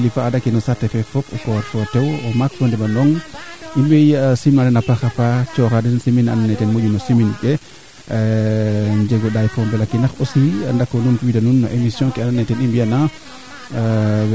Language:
Serer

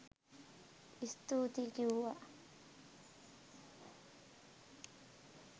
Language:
Sinhala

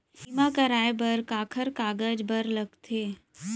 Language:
Chhattisgarhi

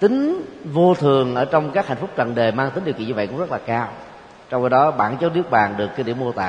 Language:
Vietnamese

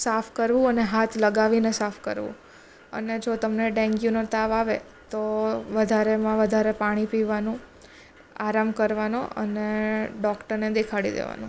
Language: Gujarati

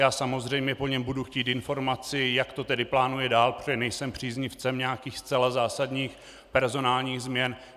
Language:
Czech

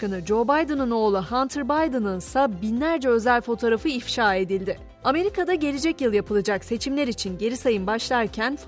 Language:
Turkish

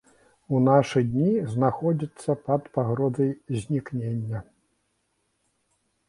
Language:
Belarusian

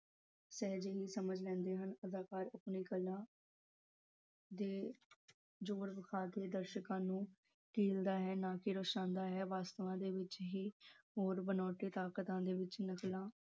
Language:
Punjabi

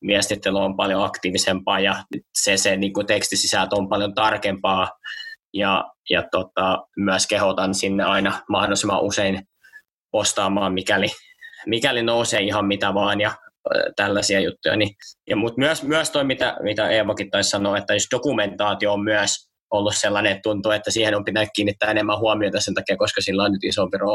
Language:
Finnish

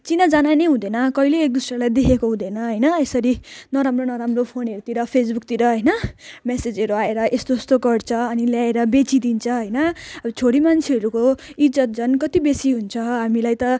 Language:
Nepali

